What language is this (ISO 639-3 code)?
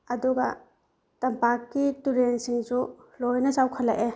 mni